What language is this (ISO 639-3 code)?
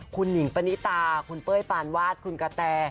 tha